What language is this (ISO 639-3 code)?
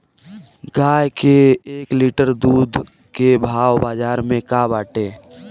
bho